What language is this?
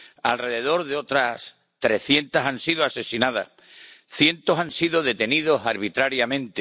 Spanish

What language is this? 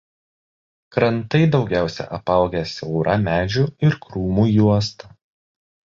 Lithuanian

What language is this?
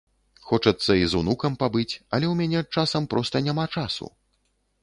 Belarusian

